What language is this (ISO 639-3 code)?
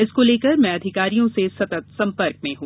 hin